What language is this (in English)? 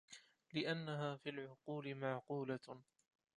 Arabic